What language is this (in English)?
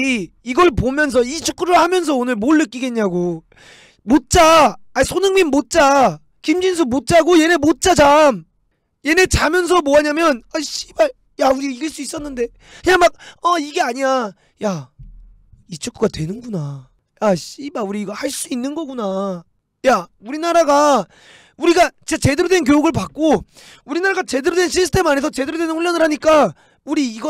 Korean